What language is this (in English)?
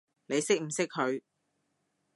Cantonese